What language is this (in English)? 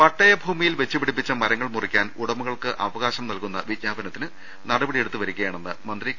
Malayalam